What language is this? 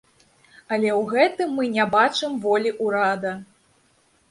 Belarusian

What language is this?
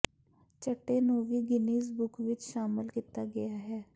Punjabi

